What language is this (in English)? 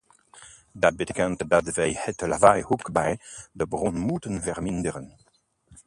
Dutch